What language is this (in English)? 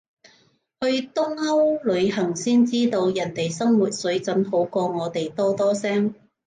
Cantonese